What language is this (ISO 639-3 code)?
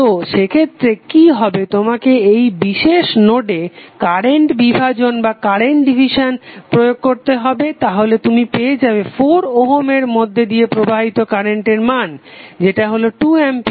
ben